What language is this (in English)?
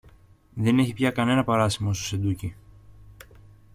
Greek